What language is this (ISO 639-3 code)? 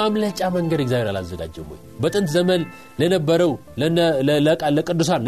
amh